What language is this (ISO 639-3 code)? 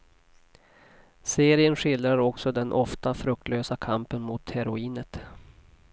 swe